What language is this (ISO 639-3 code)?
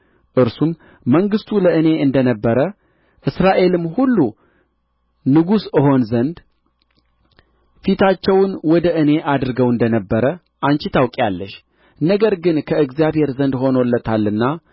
amh